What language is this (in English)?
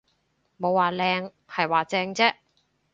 Cantonese